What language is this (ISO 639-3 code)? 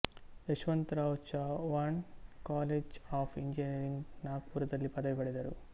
kan